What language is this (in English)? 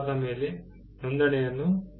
Kannada